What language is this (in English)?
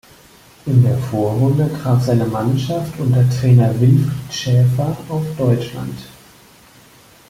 German